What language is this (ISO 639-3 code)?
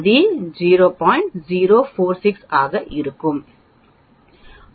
tam